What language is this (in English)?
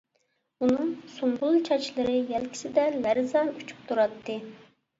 Uyghur